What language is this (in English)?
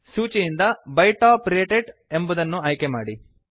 Kannada